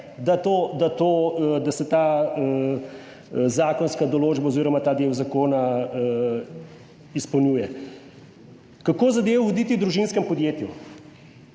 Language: Slovenian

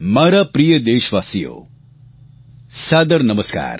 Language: Gujarati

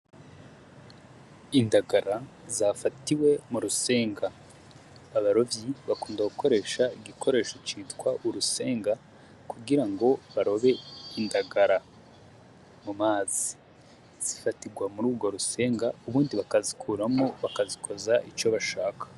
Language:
Rundi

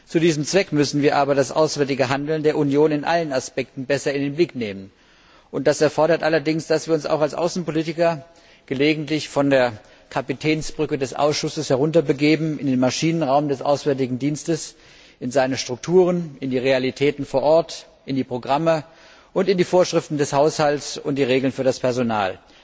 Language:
German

